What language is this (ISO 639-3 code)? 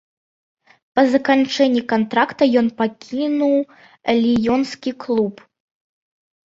bel